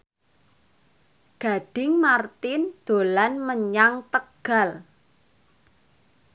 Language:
Javanese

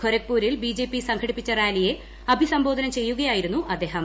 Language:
Malayalam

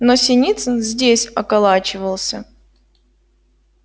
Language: Russian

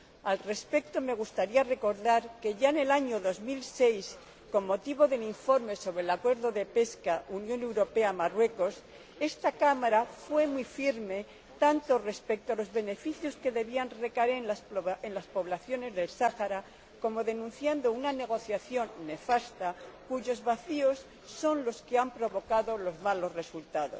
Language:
Spanish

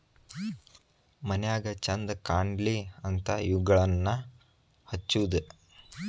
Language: Kannada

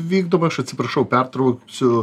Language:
Lithuanian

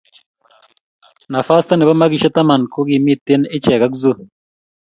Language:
Kalenjin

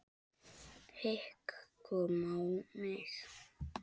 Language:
Icelandic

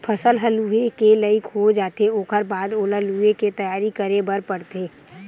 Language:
Chhattisgarhi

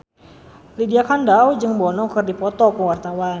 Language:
Sundanese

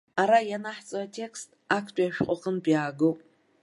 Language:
Abkhazian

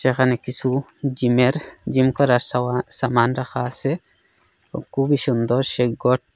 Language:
Bangla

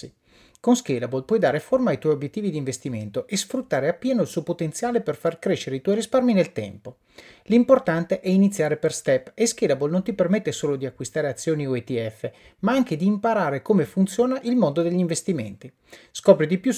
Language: Italian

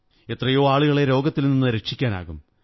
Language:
Malayalam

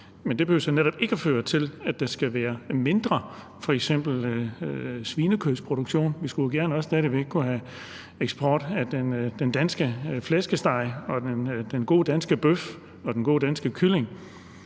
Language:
Danish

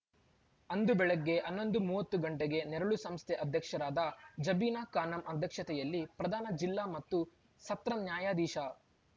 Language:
Kannada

